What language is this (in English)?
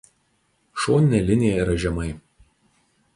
Lithuanian